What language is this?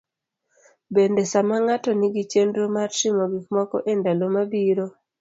Luo (Kenya and Tanzania)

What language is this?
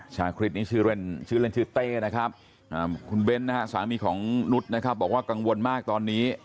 Thai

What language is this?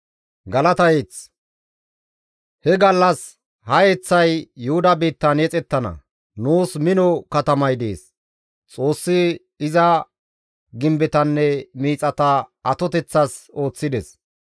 Gamo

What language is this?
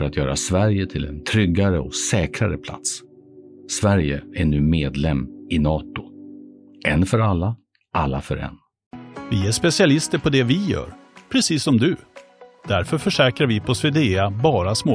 Swedish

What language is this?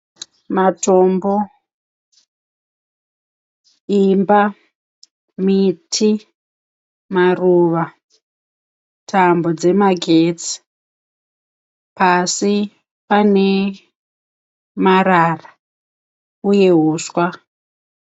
Shona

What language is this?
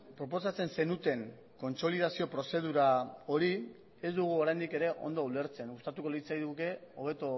Basque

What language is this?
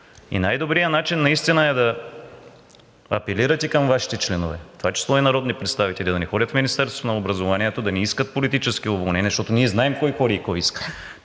Bulgarian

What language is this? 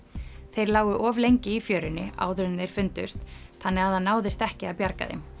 Icelandic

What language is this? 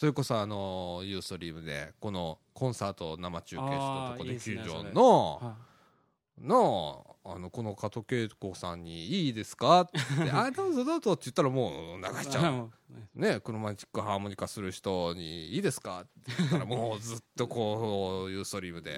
Japanese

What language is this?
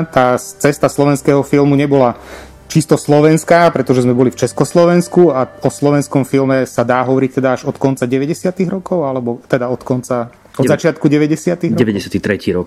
Slovak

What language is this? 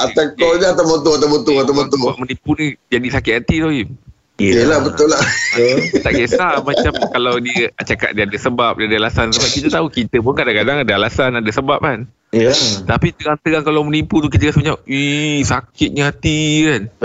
Malay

